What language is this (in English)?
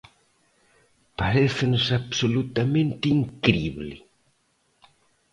Galician